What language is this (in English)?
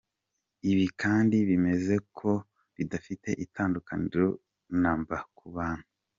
Kinyarwanda